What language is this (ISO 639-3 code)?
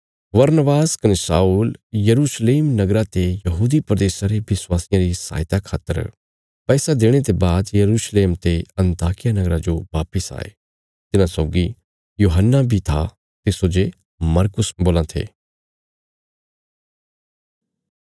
kfs